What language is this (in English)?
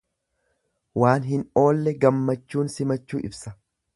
Oromo